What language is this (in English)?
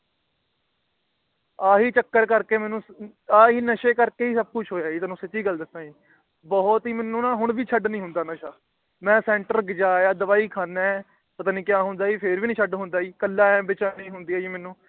Punjabi